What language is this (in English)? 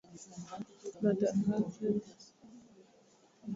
Swahili